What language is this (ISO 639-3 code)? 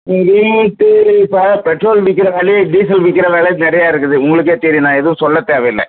tam